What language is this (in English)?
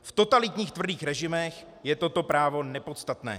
Czech